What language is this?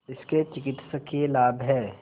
Hindi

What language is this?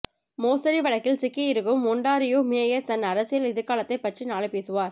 Tamil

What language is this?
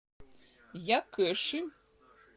Russian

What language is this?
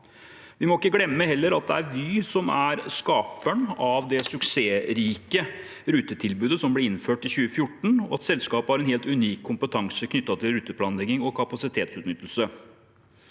Norwegian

